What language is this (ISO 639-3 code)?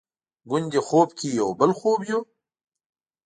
pus